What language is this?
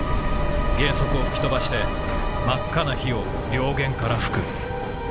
Japanese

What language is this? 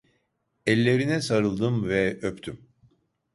Turkish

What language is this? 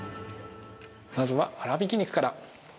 Japanese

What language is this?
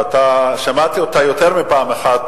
Hebrew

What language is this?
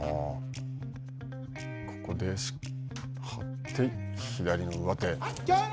Japanese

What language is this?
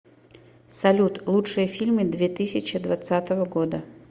Russian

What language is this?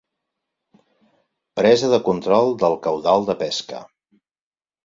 Catalan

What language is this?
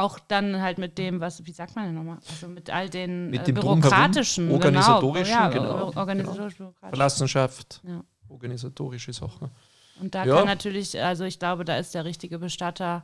German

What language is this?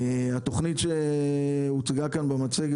Hebrew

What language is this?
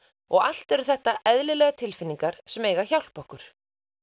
Icelandic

